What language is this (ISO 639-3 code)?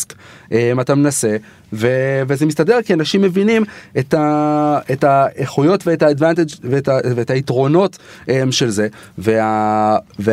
heb